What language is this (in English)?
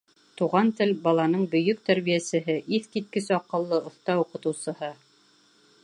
Bashkir